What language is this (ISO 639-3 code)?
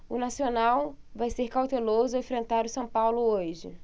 por